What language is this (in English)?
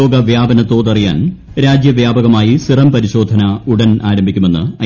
Malayalam